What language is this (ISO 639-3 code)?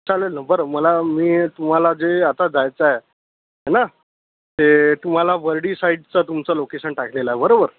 mar